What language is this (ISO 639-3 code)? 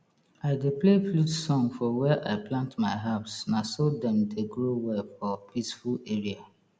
pcm